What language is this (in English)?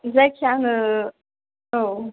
Bodo